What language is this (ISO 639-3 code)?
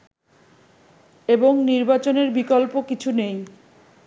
ben